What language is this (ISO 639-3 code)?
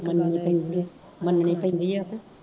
pan